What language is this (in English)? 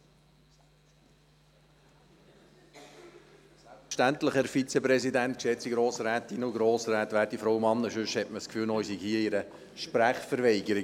Swiss German